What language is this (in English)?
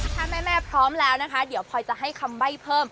Thai